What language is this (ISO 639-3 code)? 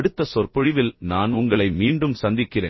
tam